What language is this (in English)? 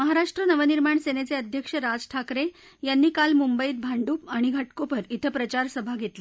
Marathi